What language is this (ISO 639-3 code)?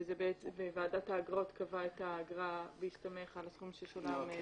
heb